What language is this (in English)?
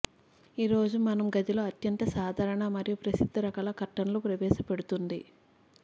Telugu